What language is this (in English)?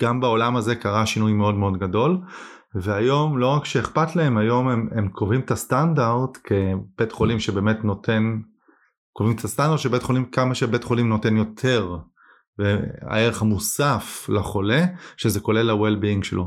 Hebrew